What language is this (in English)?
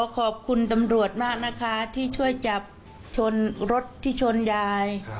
Thai